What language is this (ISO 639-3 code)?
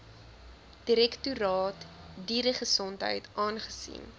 afr